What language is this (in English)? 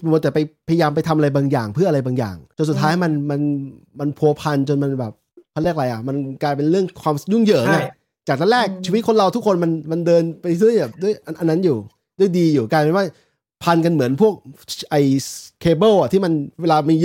Thai